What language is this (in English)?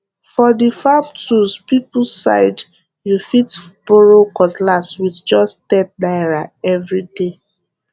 Nigerian Pidgin